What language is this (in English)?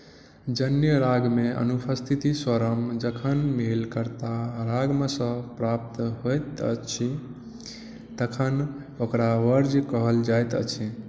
Maithili